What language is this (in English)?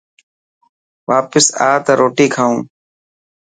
Dhatki